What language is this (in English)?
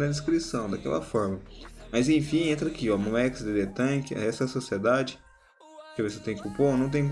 Portuguese